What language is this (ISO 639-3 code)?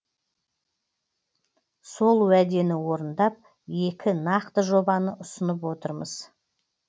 kaz